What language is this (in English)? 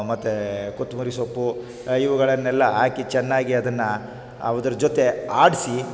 Kannada